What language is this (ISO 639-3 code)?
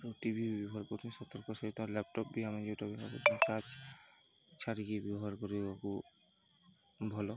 ori